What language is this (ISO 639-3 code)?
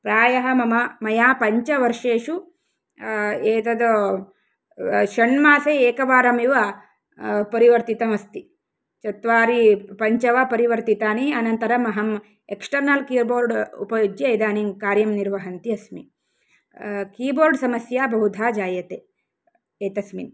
san